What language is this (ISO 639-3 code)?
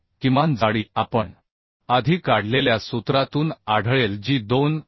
mar